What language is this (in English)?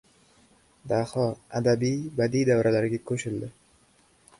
Uzbek